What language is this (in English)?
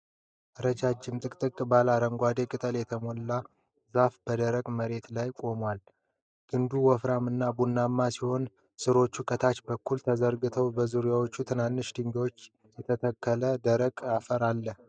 Amharic